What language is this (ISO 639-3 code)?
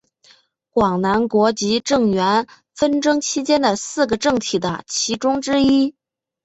zho